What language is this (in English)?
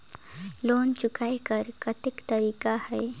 Chhattisgarhi